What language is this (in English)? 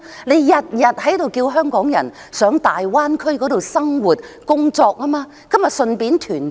Cantonese